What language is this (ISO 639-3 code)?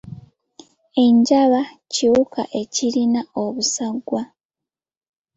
lug